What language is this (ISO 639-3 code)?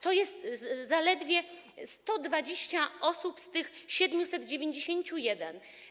pol